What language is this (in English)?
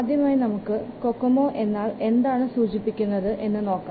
Malayalam